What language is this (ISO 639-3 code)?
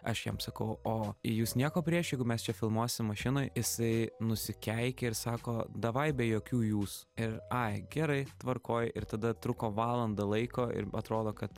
lit